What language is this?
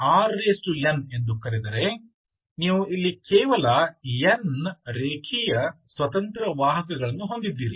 Kannada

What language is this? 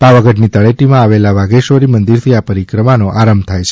Gujarati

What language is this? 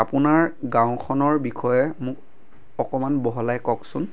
Assamese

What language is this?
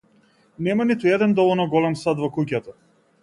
Macedonian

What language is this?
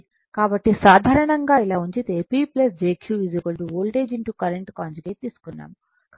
Telugu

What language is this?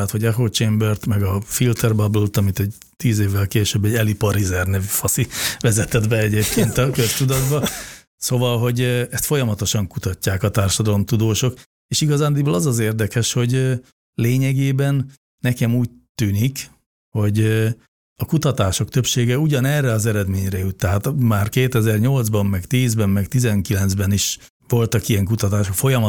Hungarian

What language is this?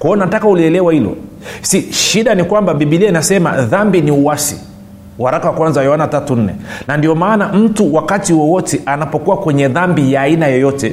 Swahili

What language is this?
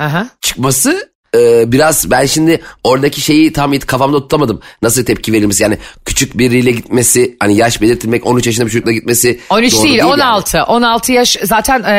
Turkish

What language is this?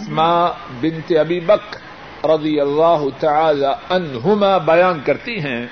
Urdu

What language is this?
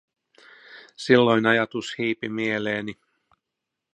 Finnish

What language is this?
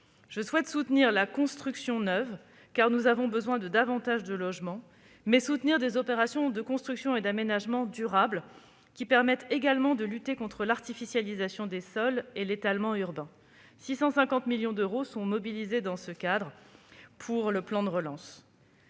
French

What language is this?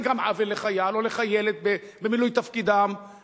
Hebrew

